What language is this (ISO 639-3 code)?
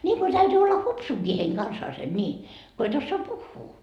fin